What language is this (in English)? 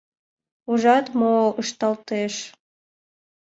Mari